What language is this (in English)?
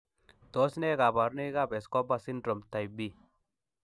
Kalenjin